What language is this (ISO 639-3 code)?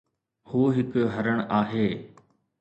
snd